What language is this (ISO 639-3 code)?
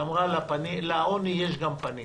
heb